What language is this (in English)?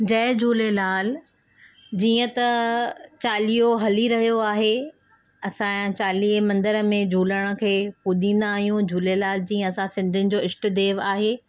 Sindhi